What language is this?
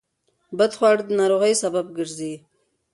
Pashto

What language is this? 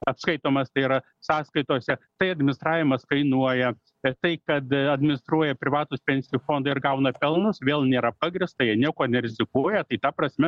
Lithuanian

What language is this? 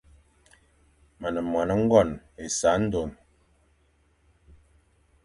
Fang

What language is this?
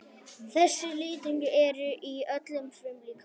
Icelandic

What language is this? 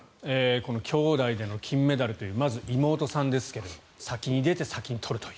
Japanese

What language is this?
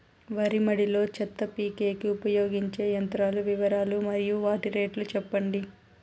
Telugu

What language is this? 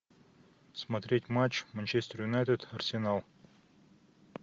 Russian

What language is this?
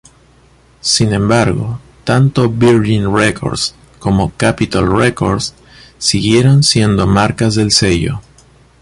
Spanish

